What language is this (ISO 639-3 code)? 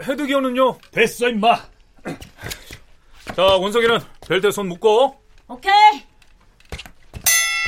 kor